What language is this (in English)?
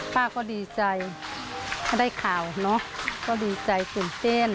Thai